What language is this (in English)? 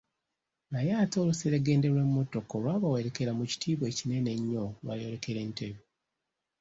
Ganda